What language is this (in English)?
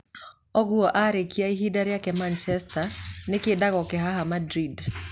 Kikuyu